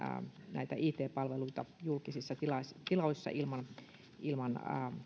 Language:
Finnish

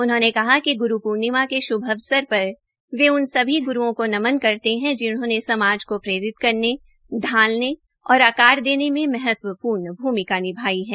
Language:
Hindi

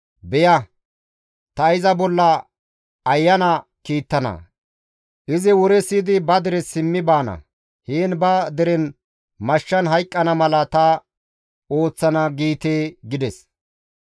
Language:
Gamo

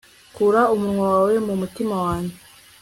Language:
Kinyarwanda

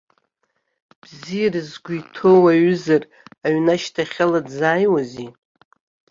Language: Abkhazian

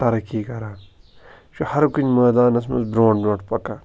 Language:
Kashmiri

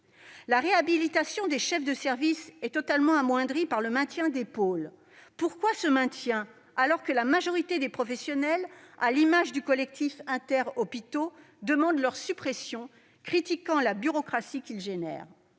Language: French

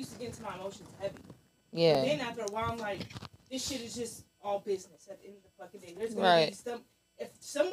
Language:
English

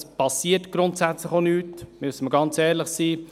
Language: Swiss German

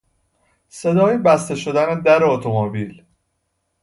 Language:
Persian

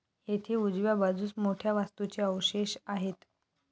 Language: Marathi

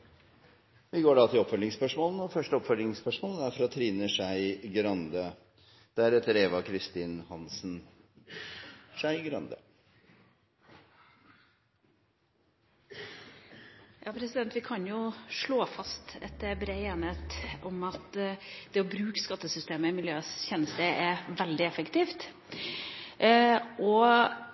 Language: Norwegian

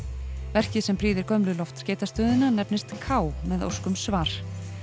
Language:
Icelandic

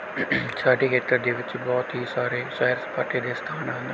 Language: Punjabi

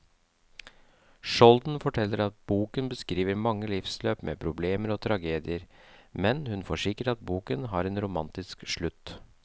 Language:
Norwegian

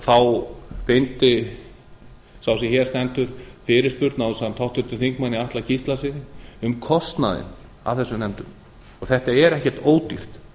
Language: Icelandic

